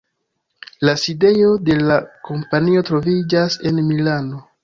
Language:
Esperanto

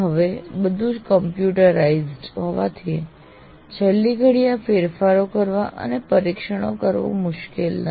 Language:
Gujarati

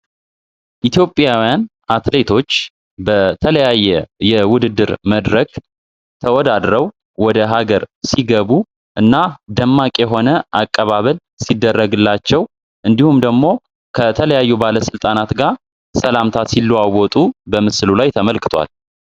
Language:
Amharic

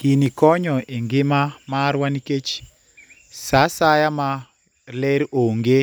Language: Luo (Kenya and Tanzania)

